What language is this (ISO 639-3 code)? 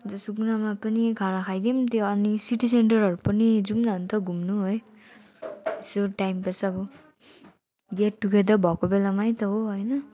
nep